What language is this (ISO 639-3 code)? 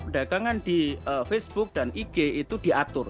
ind